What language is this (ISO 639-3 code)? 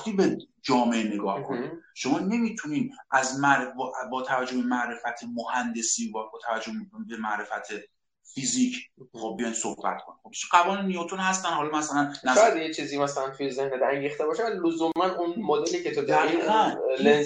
fas